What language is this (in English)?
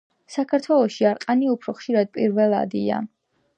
Georgian